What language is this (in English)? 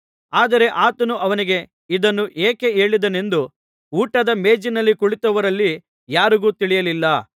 Kannada